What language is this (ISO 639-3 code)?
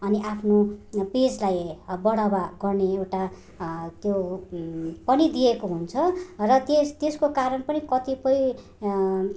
nep